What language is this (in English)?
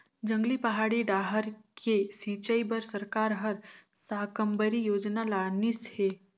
Chhattisgarhi